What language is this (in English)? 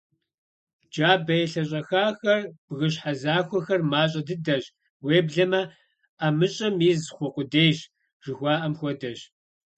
Kabardian